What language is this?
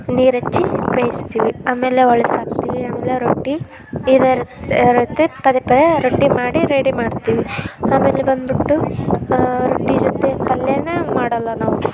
Kannada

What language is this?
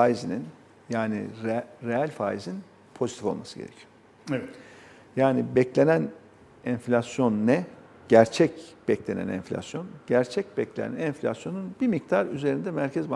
Turkish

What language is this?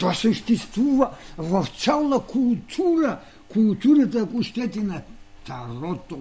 Bulgarian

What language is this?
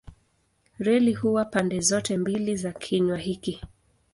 Swahili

